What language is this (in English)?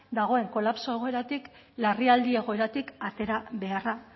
Basque